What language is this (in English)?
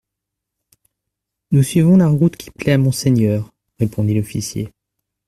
French